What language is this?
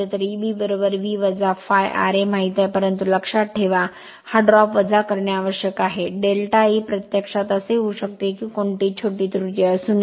Marathi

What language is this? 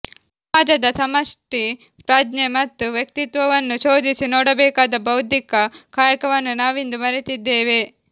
Kannada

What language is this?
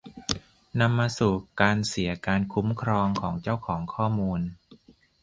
Thai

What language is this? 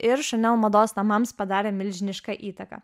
Lithuanian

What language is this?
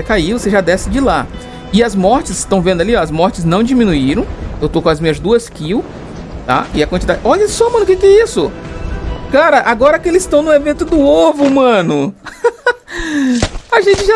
Portuguese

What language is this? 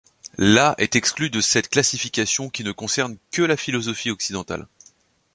French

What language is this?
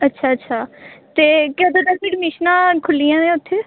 Punjabi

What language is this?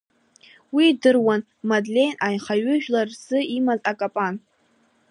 Abkhazian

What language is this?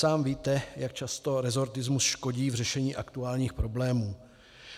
Czech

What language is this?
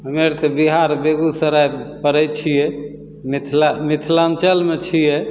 Maithili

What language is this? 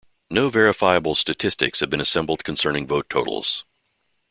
English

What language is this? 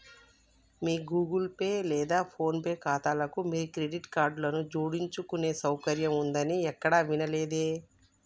Telugu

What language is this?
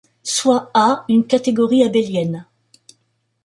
French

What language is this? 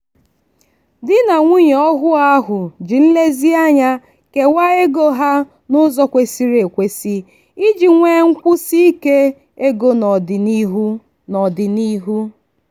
Igbo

